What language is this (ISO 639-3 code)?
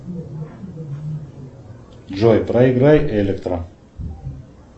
rus